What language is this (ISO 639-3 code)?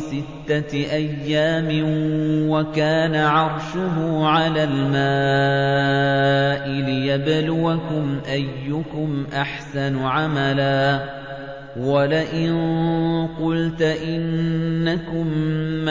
ara